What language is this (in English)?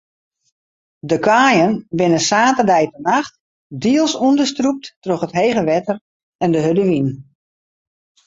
Western Frisian